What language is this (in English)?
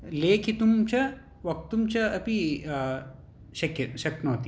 Sanskrit